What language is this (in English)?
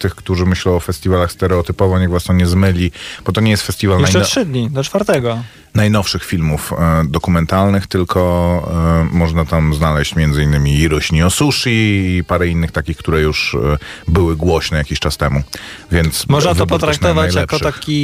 Polish